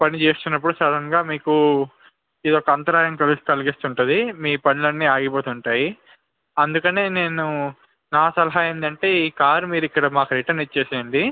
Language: Telugu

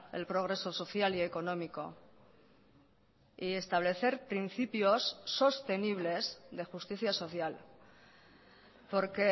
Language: Spanish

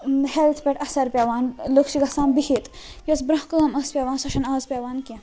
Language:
Kashmiri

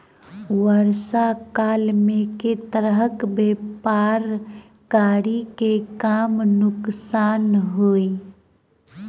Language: Maithili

